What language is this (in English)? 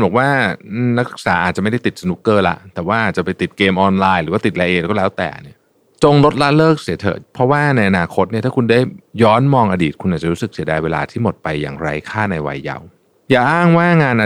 Thai